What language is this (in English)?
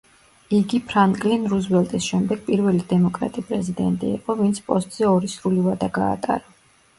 Georgian